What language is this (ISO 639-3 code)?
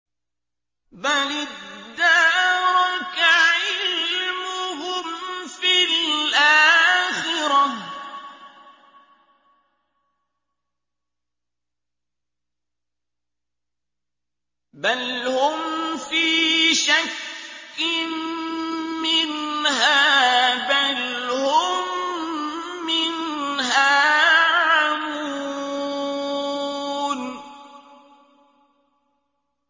ara